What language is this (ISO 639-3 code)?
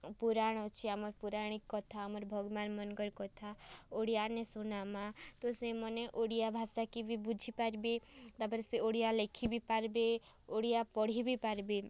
ori